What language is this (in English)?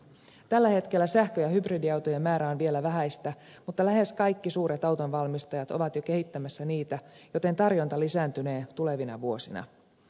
Finnish